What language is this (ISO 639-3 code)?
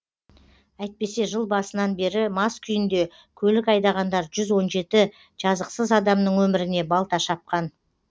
kaz